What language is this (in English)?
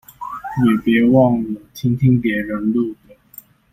Chinese